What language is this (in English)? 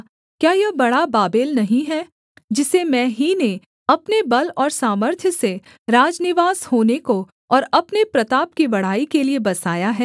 Hindi